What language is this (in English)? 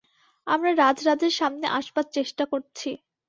Bangla